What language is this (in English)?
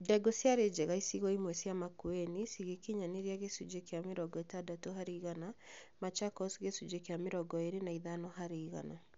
Kikuyu